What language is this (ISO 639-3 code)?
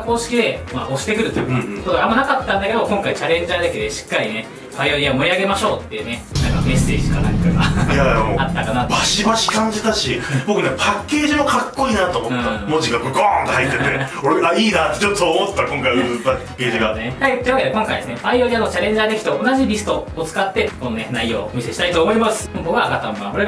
jpn